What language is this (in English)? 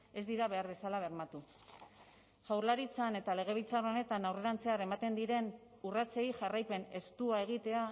Basque